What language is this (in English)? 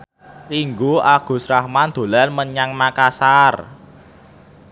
Javanese